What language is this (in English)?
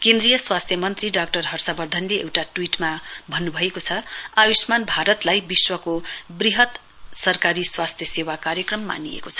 Nepali